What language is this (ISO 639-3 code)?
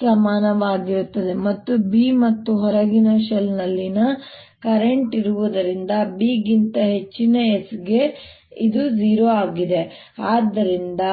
kan